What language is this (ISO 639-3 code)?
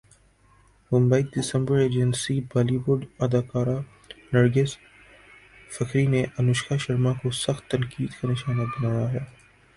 urd